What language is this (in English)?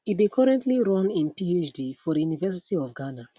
Nigerian Pidgin